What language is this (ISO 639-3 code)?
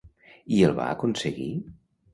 cat